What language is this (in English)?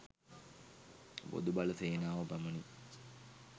Sinhala